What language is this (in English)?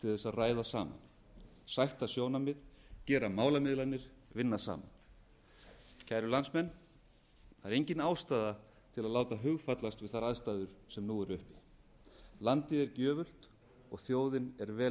Icelandic